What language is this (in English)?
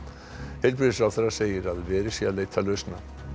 Icelandic